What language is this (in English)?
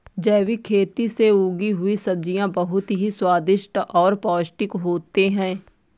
Hindi